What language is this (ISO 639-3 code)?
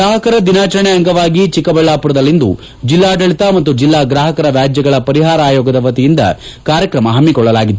kan